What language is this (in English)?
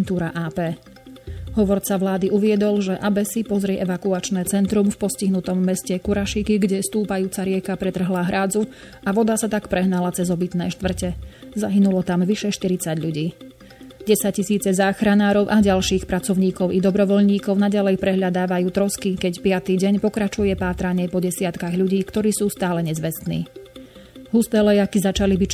Slovak